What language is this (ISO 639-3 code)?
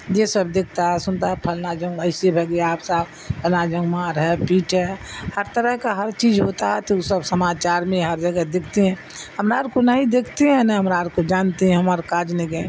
urd